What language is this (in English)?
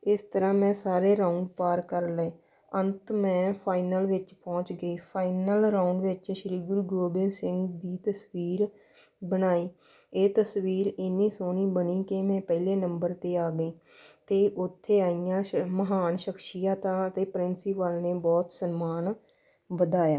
Punjabi